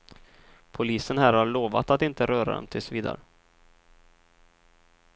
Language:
Swedish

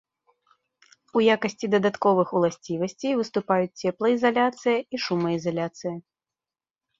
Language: Belarusian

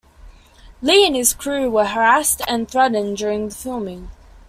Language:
English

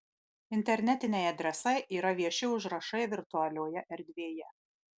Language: Lithuanian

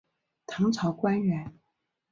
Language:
Chinese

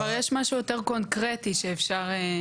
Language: Hebrew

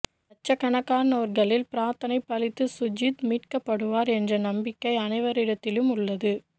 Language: Tamil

